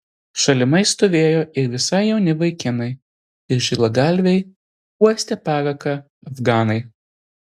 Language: Lithuanian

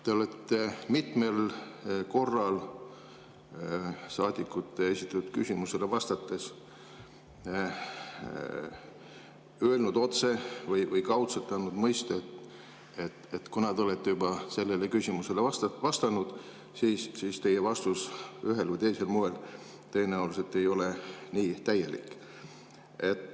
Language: Estonian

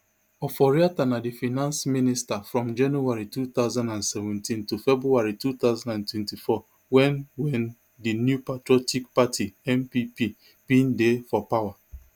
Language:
Nigerian Pidgin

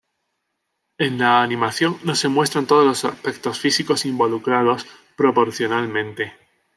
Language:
Spanish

